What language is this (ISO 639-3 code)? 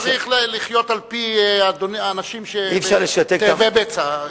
heb